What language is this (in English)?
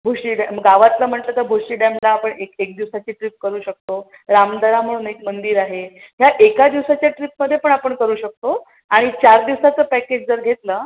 Marathi